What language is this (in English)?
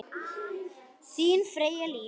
Icelandic